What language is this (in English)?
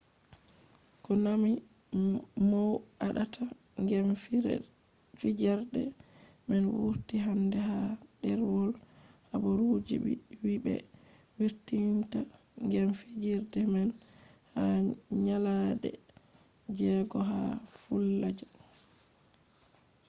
Fula